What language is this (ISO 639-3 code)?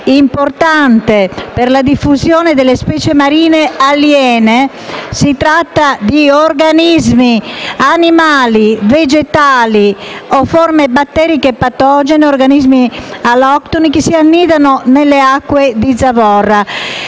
ita